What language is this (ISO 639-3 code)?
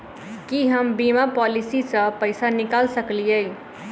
mai